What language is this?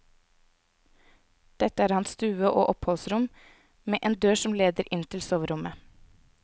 Norwegian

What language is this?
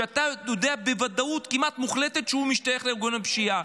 Hebrew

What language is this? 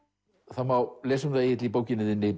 Icelandic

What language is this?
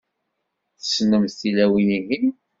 Kabyle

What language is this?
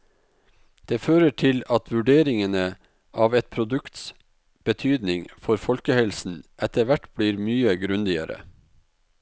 Norwegian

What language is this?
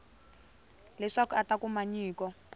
Tsonga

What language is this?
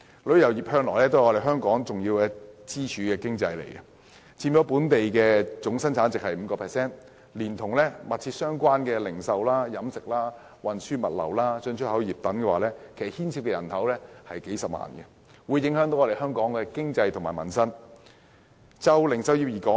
Cantonese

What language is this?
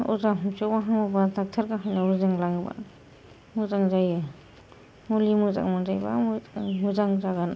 Bodo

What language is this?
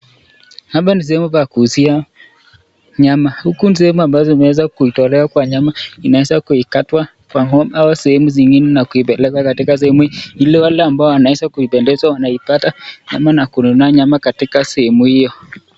Swahili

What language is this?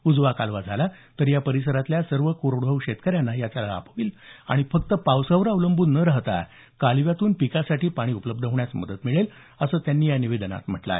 Marathi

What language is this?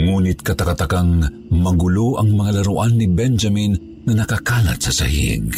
Filipino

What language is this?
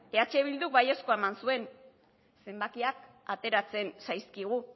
Basque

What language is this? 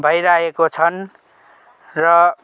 Nepali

